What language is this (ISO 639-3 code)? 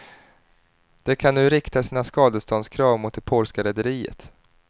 swe